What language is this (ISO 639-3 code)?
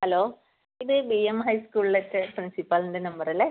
mal